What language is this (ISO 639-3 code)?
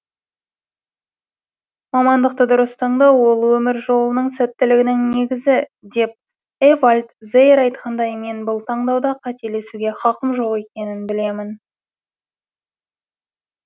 kaz